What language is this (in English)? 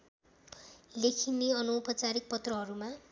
Nepali